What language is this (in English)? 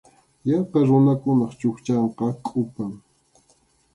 Arequipa-La Unión Quechua